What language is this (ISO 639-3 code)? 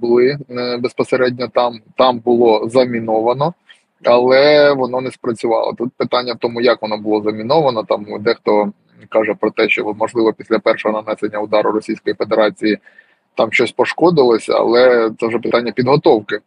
ukr